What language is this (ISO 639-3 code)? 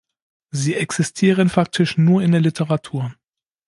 deu